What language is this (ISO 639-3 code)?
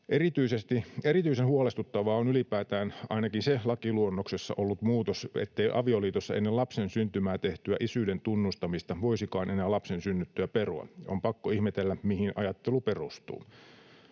fin